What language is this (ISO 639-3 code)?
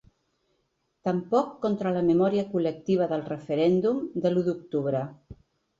cat